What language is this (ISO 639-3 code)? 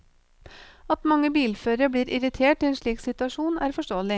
nor